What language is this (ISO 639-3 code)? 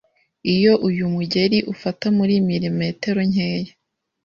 kin